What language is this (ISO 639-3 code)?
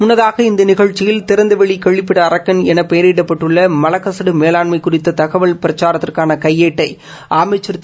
tam